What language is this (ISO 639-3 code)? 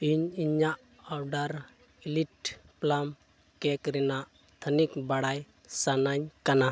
sat